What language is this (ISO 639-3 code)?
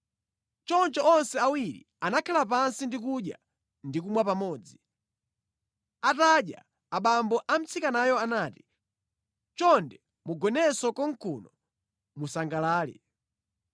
nya